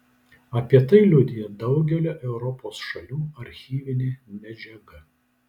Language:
Lithuanian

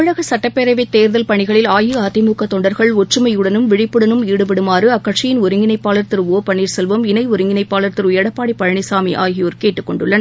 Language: Tamil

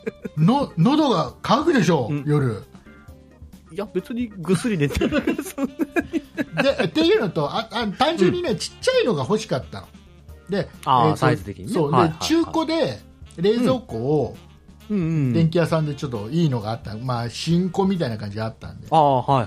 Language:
Japanese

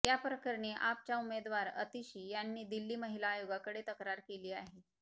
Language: Marathi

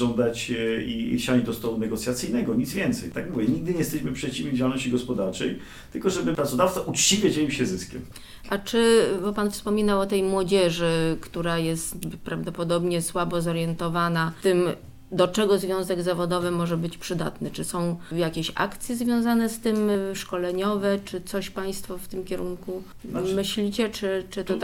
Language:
Polish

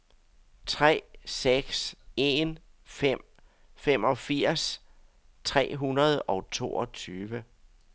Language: Danish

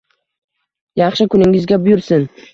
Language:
Uzbek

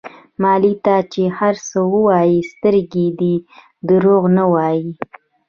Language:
Pashto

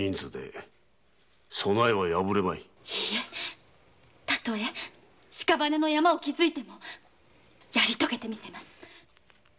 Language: Japanese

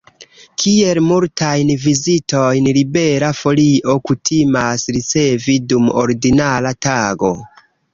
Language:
Esperanto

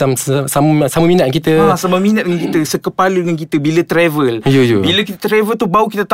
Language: Malay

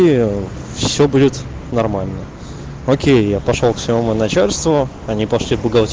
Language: Russian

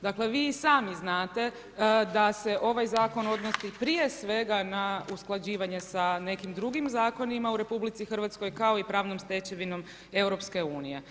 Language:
Croatian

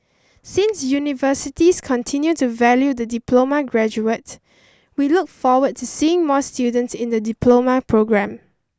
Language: English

